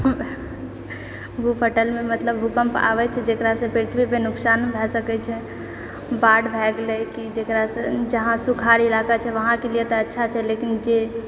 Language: Maithili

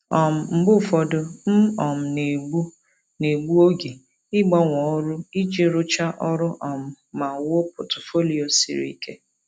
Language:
Igbo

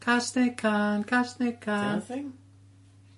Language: Welsh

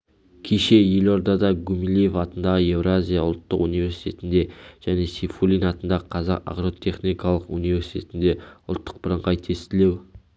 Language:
Kazakh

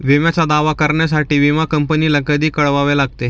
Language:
Marathi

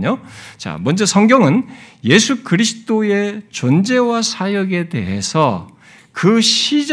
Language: Korean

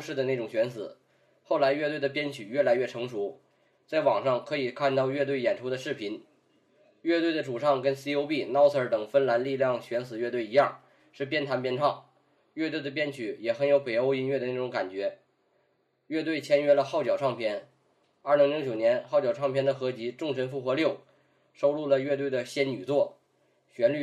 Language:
Chinese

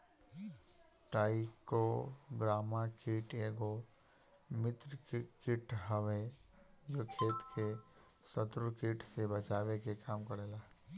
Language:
Bhojpuri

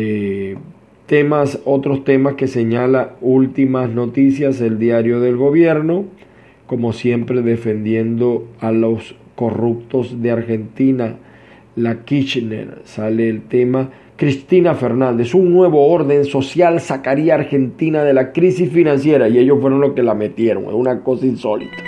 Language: Spanish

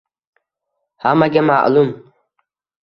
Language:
Uzbek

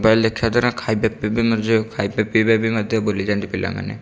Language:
Odia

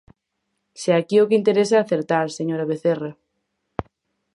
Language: Galician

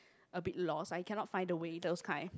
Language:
English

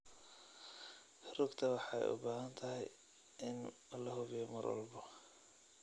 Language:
Somali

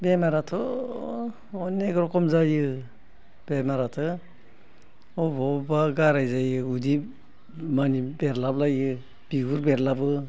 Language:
Bodo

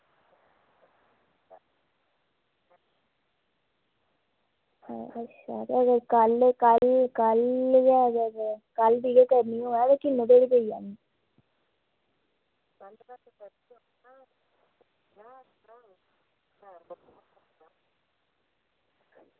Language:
Dogri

